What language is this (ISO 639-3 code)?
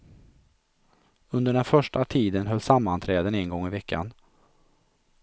swe